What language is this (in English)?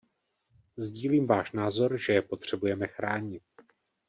Czech